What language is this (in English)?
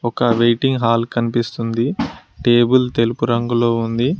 Telugu